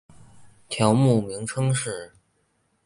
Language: Chinese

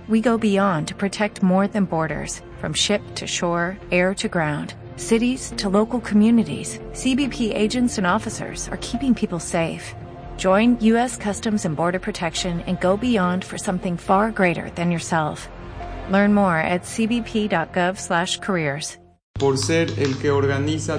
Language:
Spanish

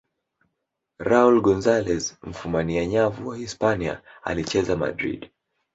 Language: Swahili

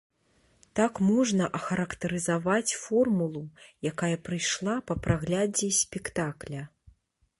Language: Belarusian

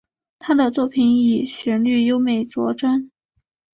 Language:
Chinese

